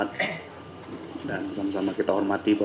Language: Indonesian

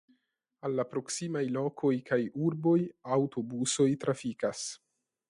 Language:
Esperanto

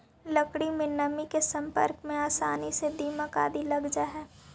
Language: Magahi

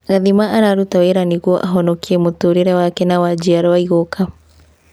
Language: Kikuyu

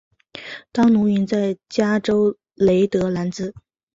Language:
Chinese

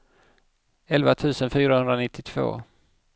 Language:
Swedish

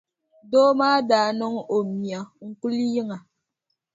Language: Dagbani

